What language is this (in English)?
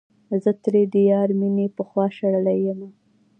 Pashto